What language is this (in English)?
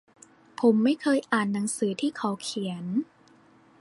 Thai